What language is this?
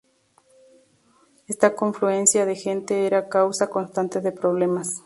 Spanish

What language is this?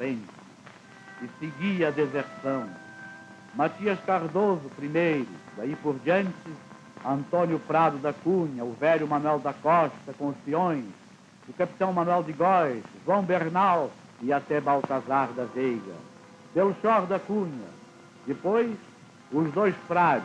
Portuguese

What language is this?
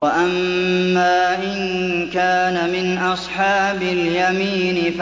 Arabic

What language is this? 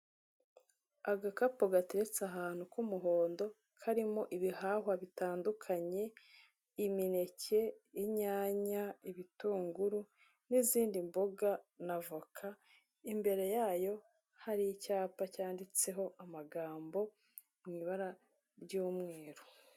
Kinyarwanda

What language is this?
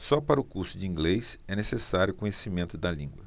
Portuguese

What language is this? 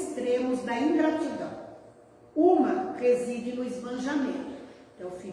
Portuguese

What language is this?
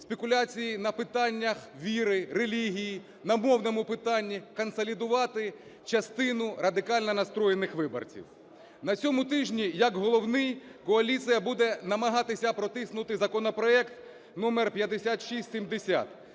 Ukrainian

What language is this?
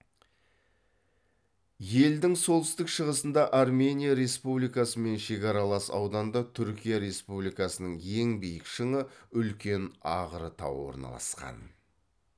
Kazakh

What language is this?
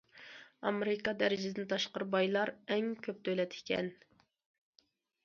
Uyghur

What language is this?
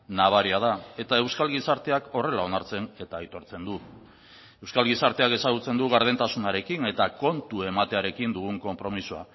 Basque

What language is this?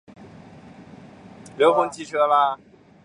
Chinese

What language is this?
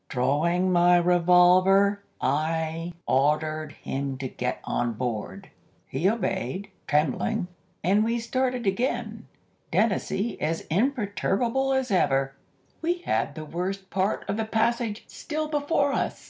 English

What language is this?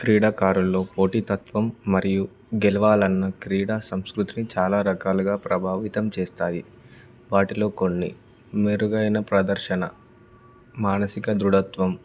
Telugu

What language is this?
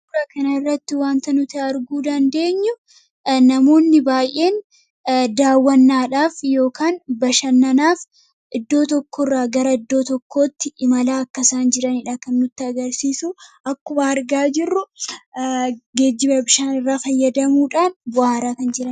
Oromo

